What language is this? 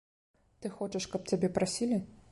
Belarusian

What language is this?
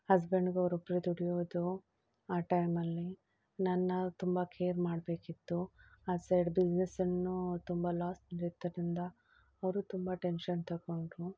Kannada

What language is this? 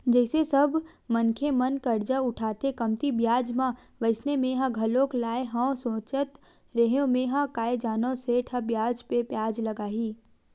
Chhattisgarhi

